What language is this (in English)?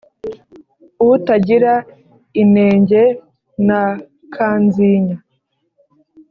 Kinyarwanda